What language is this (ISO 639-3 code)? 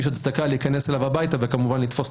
heb